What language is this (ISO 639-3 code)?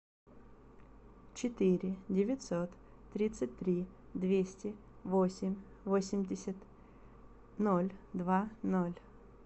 rus